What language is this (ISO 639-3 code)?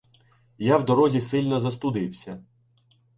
ukr